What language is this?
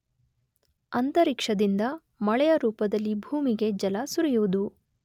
Kannada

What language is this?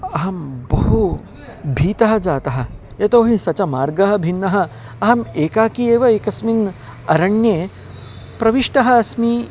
Sanskrit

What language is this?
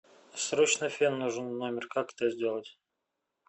Russian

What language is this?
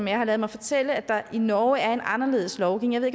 Danish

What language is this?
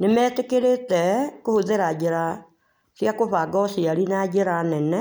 Kikuyu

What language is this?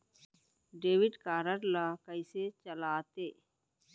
Chhattisgarhi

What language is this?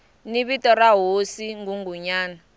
Tsonga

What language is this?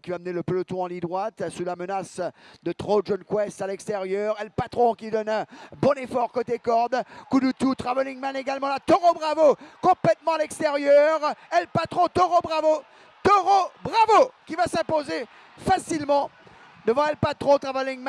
French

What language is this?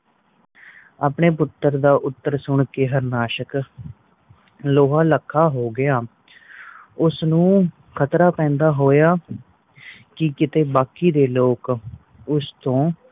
Punjabi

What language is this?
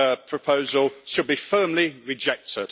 English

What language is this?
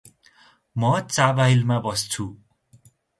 Nepali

